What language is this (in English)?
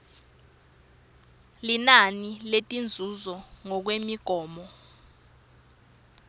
Swati